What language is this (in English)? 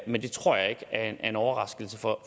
Danish